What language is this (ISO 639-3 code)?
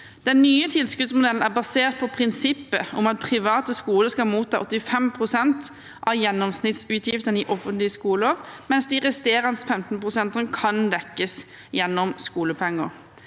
nor